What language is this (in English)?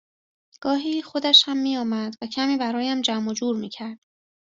Persian